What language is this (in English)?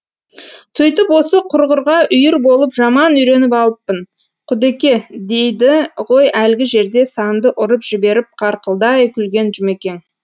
Kazakh